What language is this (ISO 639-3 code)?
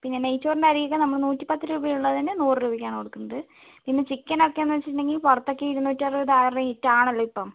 mal